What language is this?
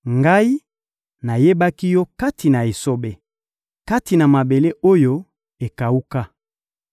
Lingala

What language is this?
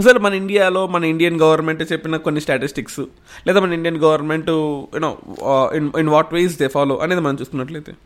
Telugu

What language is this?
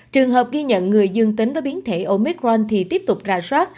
Vietnamese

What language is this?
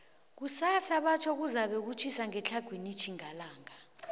South Ndebele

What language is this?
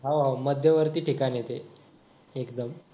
Marathi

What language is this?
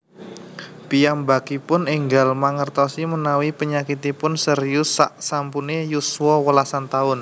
Javanese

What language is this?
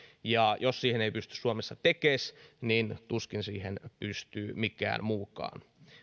Finnish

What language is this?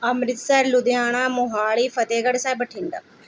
Punjabi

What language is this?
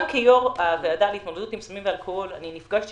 Hebrew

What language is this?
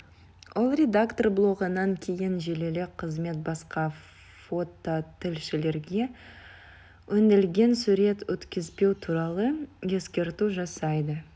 Kazakh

